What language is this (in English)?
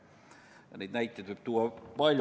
Estonian